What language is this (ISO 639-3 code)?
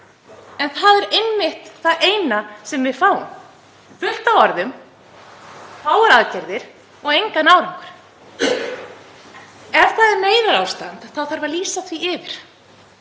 isl